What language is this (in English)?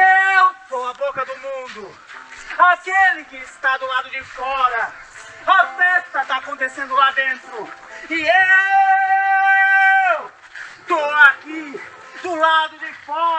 Portuguese